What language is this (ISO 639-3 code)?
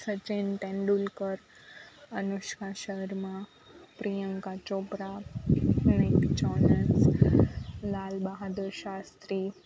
guj